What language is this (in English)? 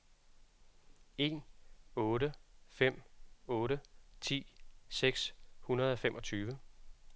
Danish